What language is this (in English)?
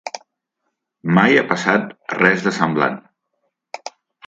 Catalan